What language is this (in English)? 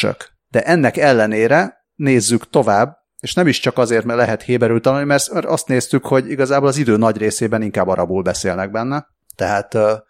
Hungarian